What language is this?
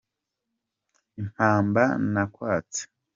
Kinyarwanda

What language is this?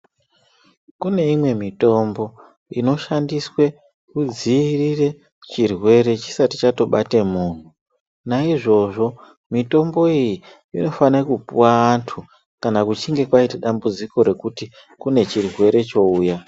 Ndau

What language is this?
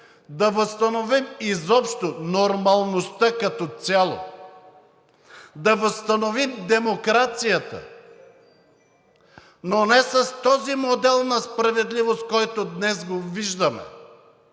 Bulgarian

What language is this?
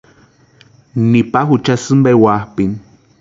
Western Highland Purepecha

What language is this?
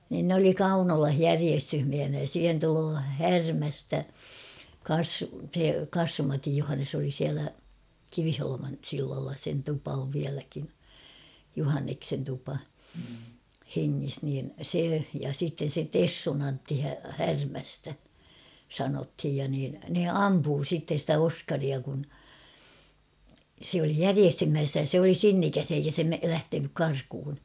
Finnish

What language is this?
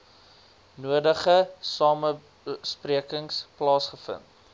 Afrikaans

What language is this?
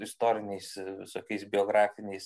Lithuanian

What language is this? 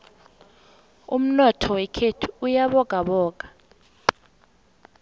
South Ndebele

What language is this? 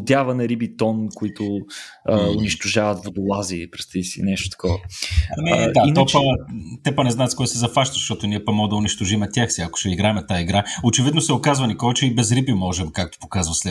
Bulgarian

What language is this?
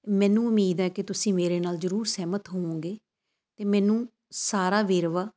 Punjabi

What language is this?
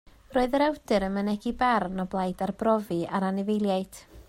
Welsh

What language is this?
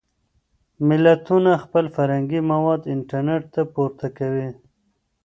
Pashto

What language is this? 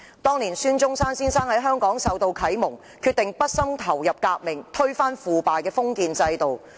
Cantonese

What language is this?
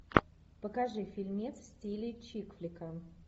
Russian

